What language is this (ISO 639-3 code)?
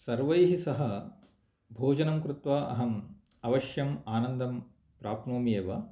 san